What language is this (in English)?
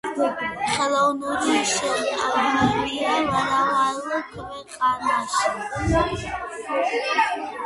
Georgian